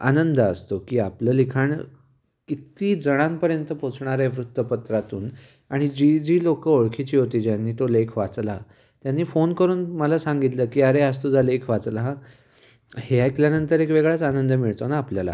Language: Marathi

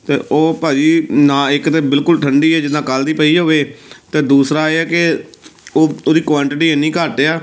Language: Punjabi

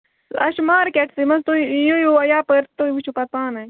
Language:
Kashmiri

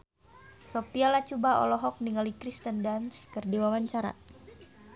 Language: Sundanese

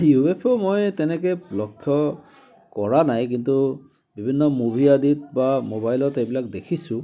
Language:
Assamese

